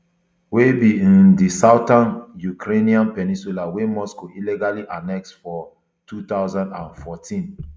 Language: Nigerian Pidgin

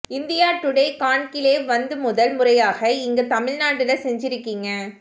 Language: Tamil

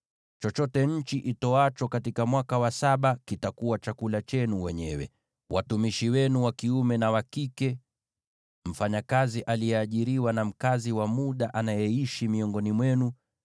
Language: Swahili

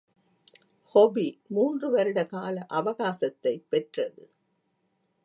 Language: Tamil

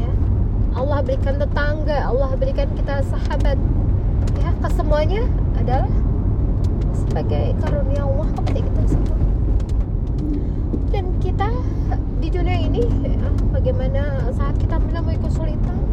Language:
Indonesian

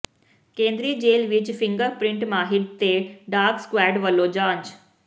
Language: Punjabi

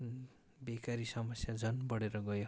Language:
Nepali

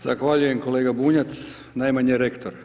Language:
Croatian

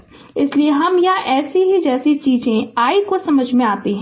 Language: Hindi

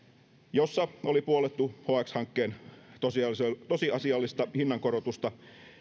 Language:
Finnish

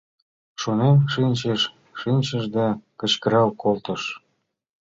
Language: Mari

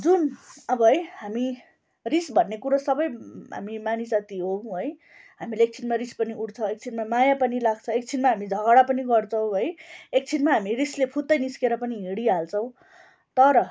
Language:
Nepali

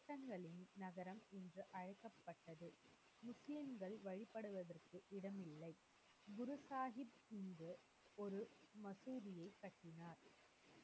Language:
Tamil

